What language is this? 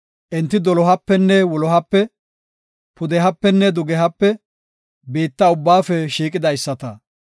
Gofa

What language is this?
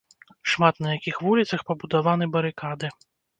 Belarusian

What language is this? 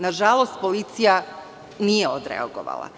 Serbian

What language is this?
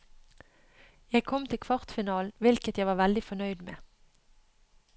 Norwegian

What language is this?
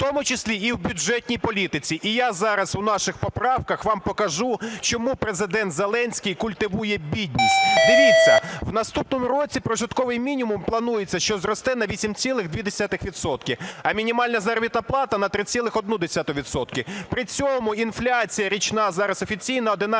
Ukrainian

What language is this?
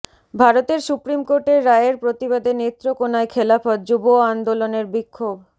Bangla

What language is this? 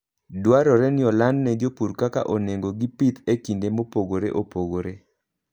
Luo (Kenya and Tanzania)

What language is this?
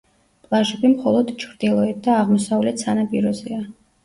Georgian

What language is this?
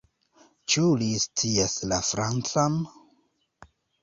Esperanto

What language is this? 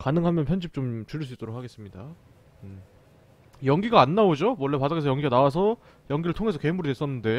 Korean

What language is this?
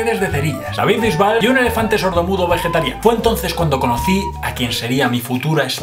Spanish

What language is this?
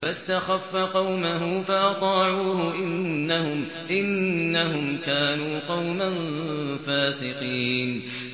Arabic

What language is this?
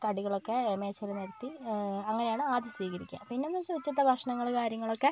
Malayalam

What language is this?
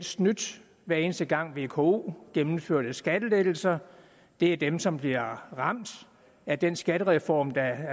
Danish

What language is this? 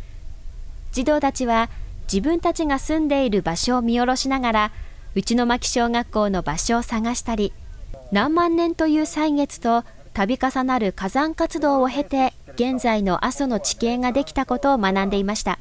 Japanese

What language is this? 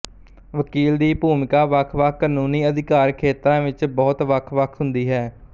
Punjabi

